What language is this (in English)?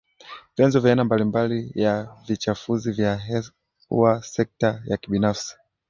Swahili